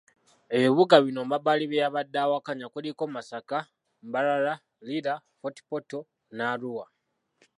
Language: Ganda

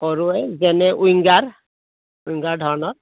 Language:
Assamese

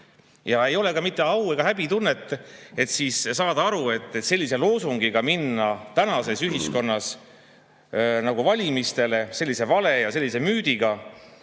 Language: Estonian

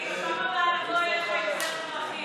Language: Hebrew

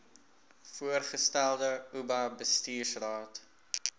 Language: Afrikaans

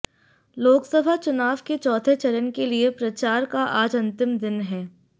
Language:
Hindi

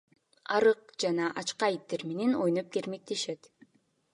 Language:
Kyrgyz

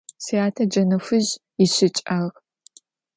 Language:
Adyghe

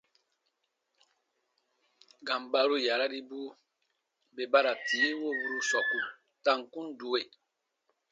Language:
Baatonum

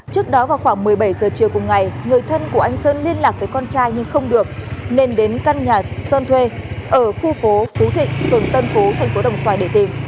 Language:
Vietnamese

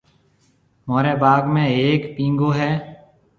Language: Marwari (Pakistan)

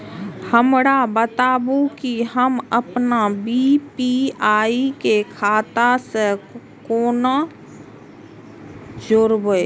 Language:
Maithili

